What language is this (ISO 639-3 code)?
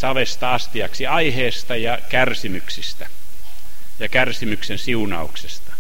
fin